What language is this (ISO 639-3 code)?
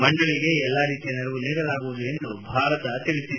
kan